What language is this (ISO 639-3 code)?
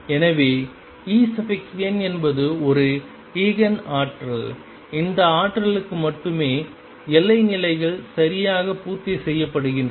tam